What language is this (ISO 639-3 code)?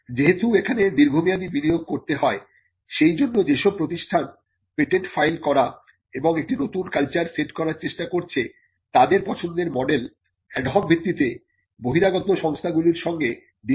ben